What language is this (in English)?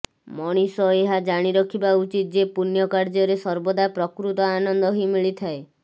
Odia